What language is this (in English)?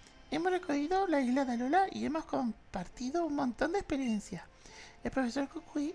Spanish